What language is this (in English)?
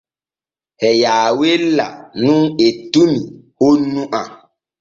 Borgu Fulfulde